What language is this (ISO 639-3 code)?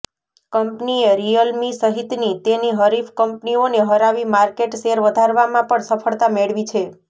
guj